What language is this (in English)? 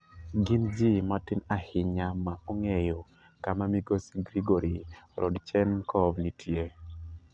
Luo (Kenya and Tanzania)